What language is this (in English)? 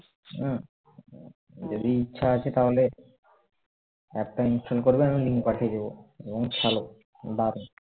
Bangla